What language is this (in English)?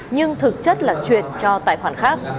Vietnamese